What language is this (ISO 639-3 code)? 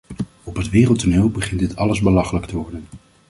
nld